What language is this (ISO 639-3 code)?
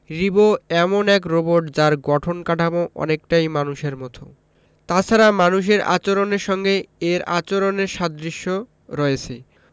ben